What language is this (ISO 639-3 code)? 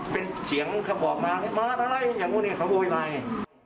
tha